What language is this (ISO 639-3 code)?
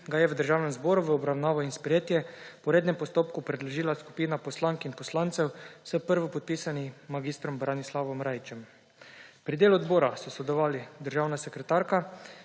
slv